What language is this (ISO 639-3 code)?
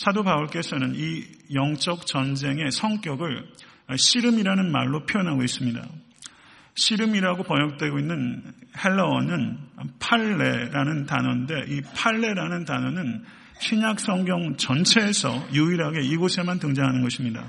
kor